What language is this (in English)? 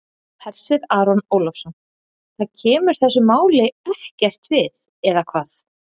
Icelandic